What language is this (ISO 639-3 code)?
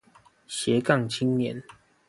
zho